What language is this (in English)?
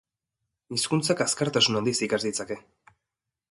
Basque